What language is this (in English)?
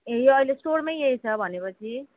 Nepali